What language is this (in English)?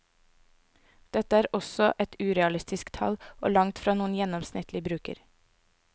Norwegian